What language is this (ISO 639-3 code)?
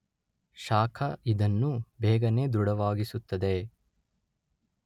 kan